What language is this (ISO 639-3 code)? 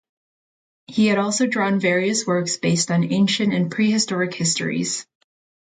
eng